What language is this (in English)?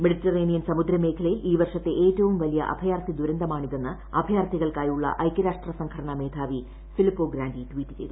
Malayalam